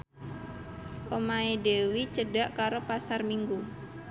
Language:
Javanese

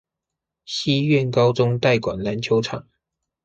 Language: Chinese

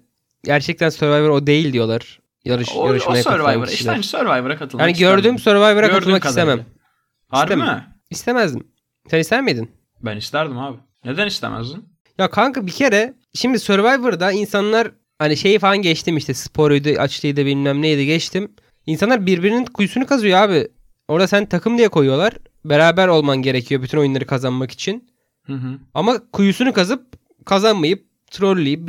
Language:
Turkish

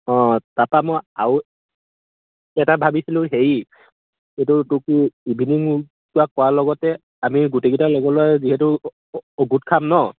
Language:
Assamese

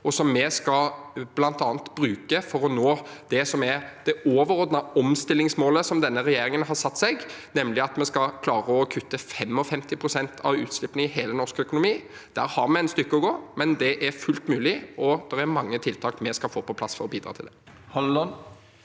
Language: Norwegian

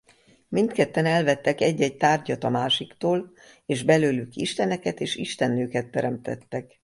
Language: Hungarian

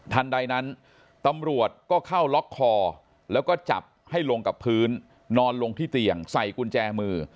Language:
Thai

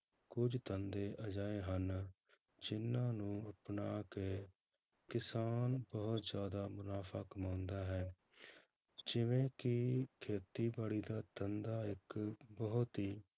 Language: Punjabi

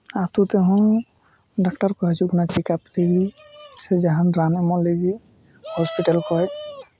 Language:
Santali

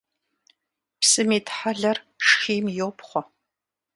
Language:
Kabardian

